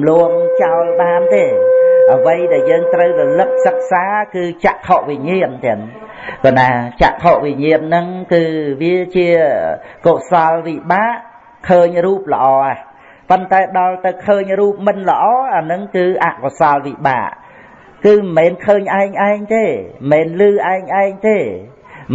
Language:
Vietnamese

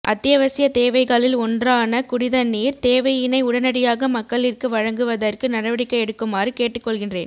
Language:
Tamil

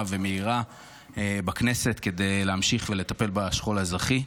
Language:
Hebrew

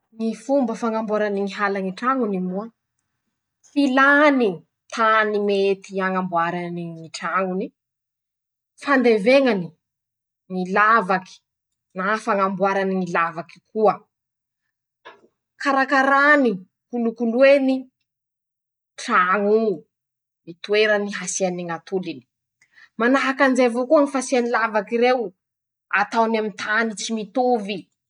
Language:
Masikoro Malagasy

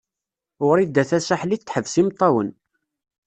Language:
Kabyle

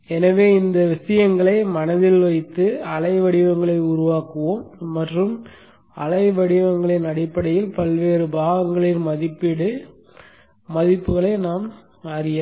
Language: Tamil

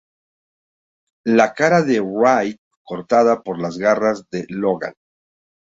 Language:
Spanish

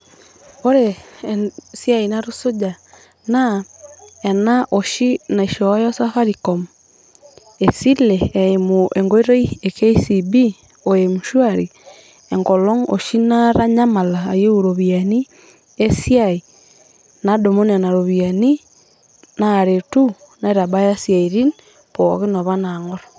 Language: Masai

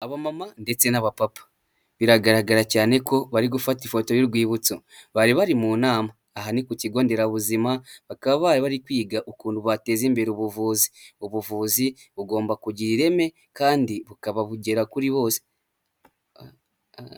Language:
Kinyarwanda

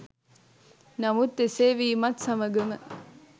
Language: Sinhala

